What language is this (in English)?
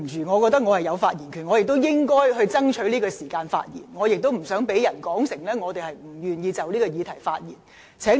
Cantonese